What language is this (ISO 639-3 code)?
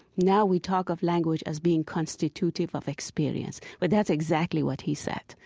eng